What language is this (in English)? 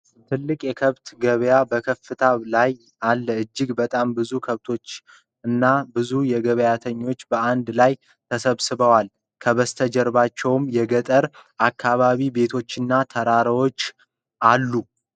Amharic